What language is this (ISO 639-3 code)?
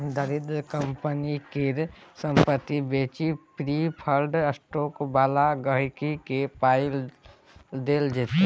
mai